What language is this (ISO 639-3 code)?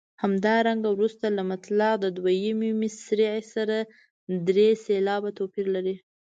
pus